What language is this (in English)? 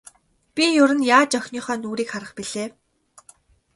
Mongolian